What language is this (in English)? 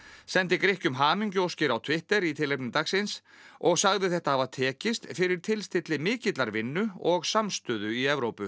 Icelandic